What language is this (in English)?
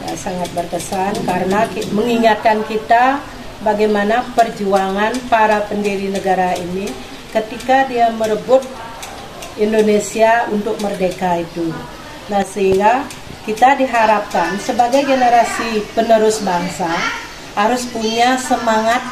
Indonesian